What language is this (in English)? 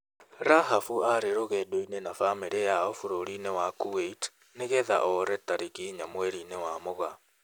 Kikuyu